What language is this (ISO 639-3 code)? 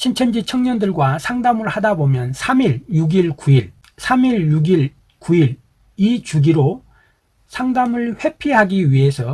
kor